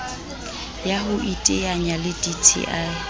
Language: Southern Sotho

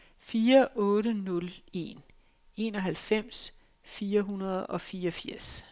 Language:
Danish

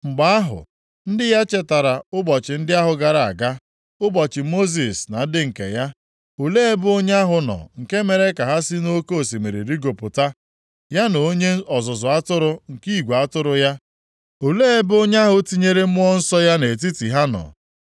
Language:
Igbo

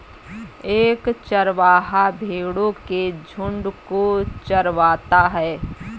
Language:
Hindi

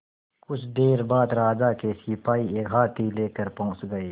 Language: Hindi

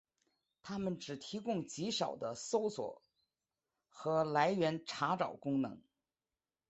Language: Chinese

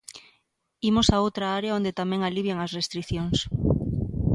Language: Galician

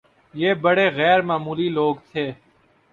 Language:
Urdu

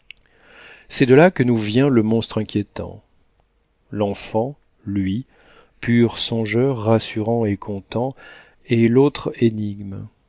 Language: French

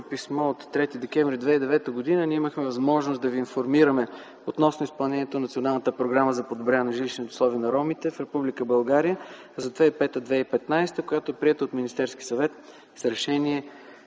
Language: Bulgarian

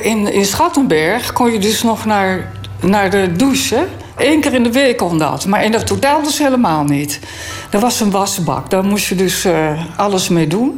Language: Dutch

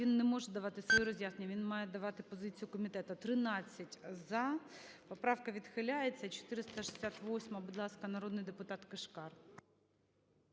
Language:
Ukrainian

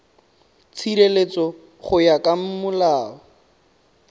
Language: Tswana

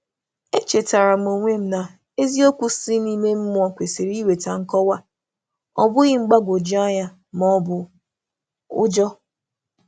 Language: Igbo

